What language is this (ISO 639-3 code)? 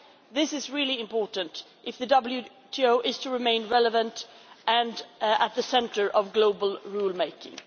eng